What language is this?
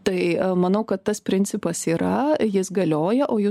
Lithuanian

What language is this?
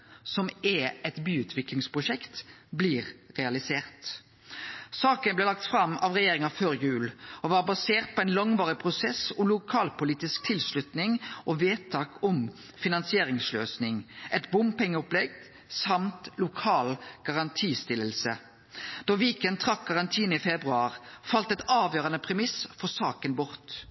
Norwegian Nynorsk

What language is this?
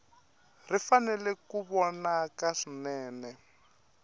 Tsonga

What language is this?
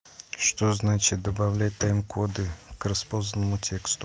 Russian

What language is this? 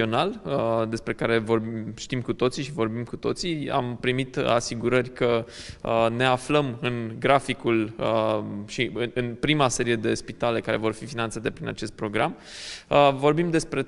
Romanian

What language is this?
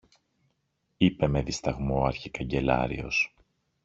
Greek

